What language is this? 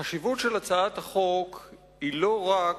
Hebrew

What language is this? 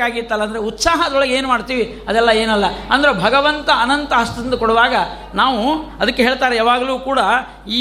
Kannada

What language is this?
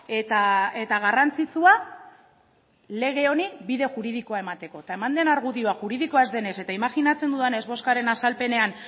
Basque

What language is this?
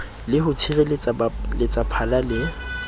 Southern Sotho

